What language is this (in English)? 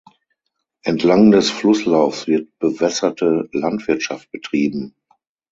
German